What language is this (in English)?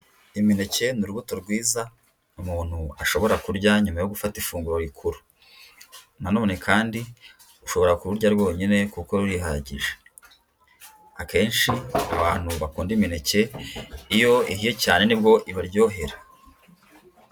Kinyarwanda